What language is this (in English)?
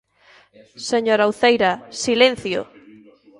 Galician